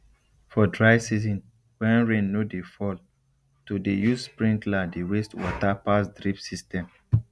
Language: Nigerian Pidgin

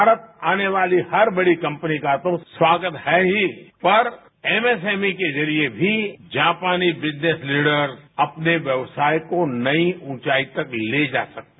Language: Hindi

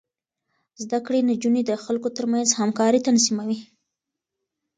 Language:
Pashto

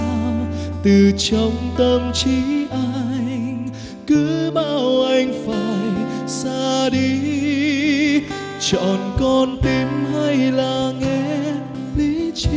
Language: Vietnamese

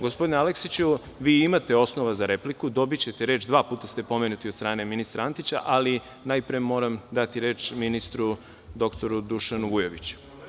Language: Serbian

